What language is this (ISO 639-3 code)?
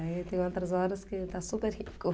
por